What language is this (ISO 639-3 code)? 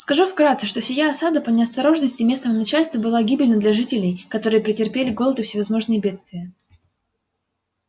rus